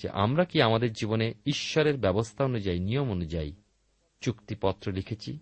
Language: Bangla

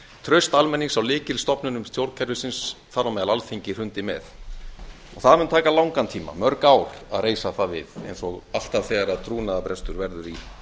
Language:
Icelandic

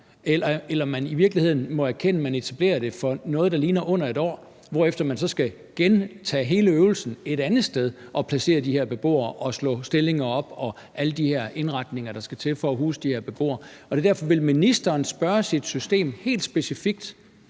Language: Danish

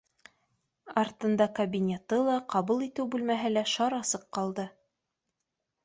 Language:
Bashkir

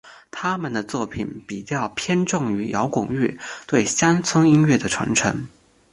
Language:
Chinese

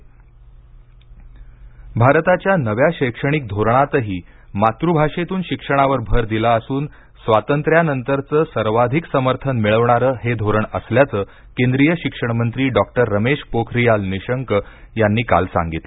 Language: Marathi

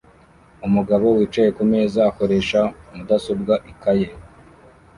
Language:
Kinyarwanda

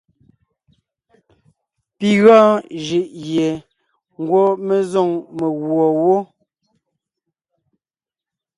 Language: Ngiemboon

